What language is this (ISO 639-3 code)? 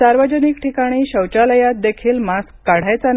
mar